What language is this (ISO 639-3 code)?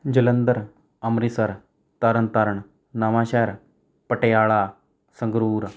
pan